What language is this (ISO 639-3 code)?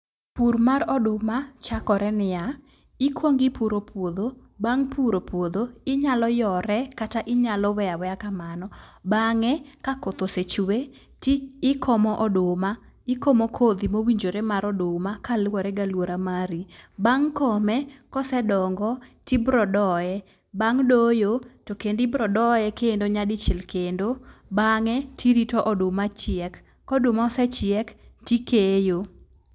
luo